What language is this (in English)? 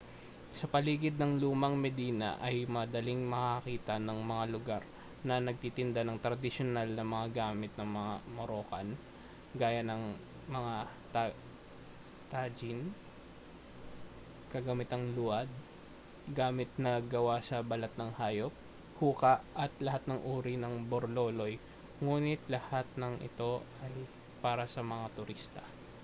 Filipino